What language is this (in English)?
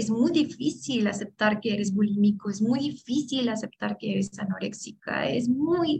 Spanish